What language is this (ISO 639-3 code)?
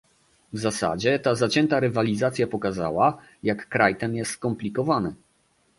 pol